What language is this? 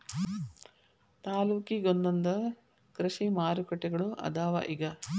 Kannada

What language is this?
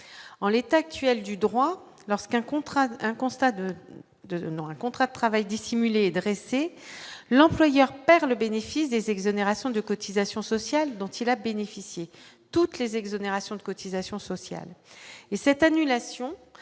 French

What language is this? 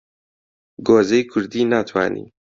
Central Kurdish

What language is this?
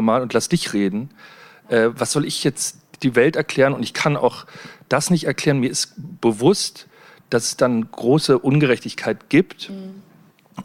German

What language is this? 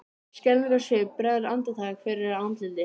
Icelandic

